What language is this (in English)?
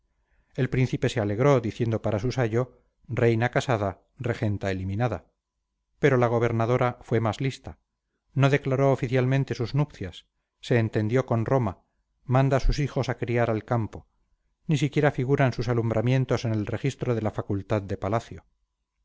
Spanish